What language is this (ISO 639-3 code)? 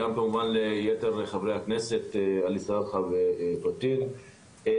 heb